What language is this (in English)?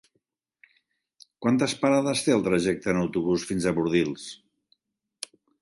Catalan